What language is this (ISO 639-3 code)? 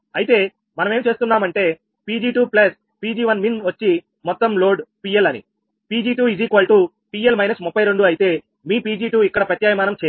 tel